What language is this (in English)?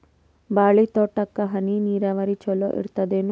Kannada